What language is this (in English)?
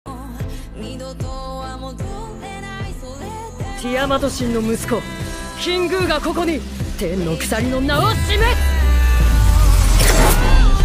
Japanese